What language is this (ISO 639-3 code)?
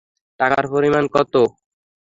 ben